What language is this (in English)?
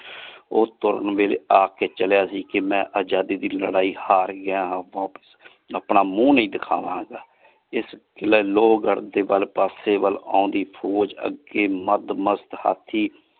Punjabi